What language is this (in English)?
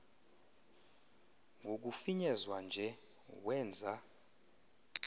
Xhosa